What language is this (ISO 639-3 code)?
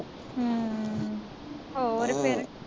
pan